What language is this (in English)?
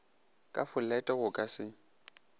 Northern Sotho